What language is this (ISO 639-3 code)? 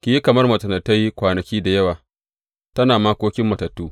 hau